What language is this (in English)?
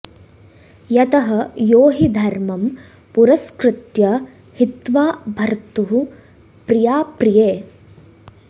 Sanskrit